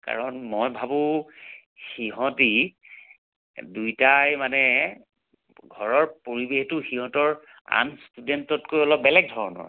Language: Assamese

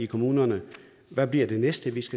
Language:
Danish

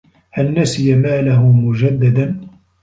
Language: Arabic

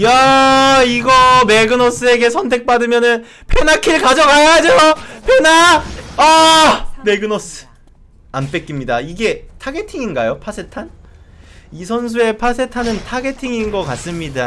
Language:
Korean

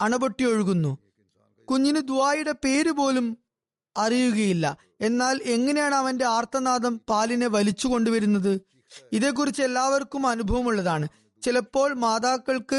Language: Malayalam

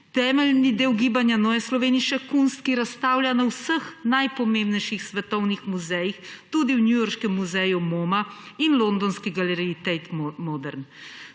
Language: Slovenian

